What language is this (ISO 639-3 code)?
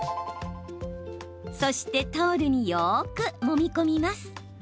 jpn